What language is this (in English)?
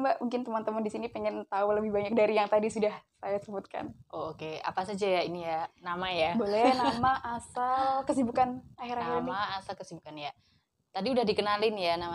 Indonesian